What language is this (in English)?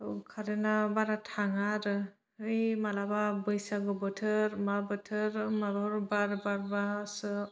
Bodo